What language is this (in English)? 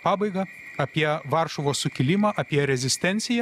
Lithuanian